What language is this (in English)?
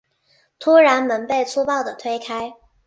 Chinese